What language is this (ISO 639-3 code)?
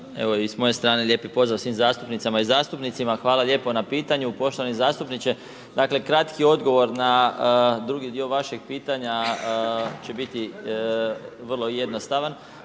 hrv